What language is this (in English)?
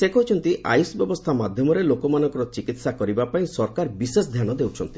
Odia